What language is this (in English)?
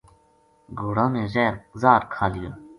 Gujari